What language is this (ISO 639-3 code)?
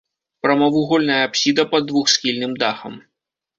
bel